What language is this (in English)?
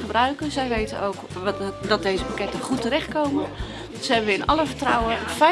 Dutch